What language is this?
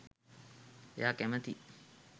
Sinhala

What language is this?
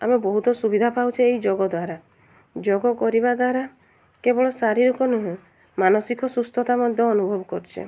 Odia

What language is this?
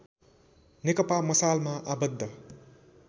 Nepali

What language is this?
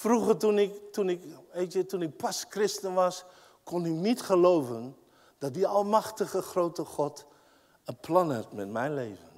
Dutch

